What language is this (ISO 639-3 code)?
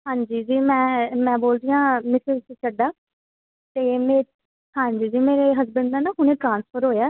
pan